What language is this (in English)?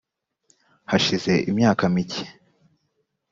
Kinyarwanda